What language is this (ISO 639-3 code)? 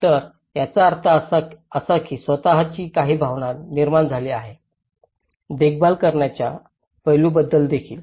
mar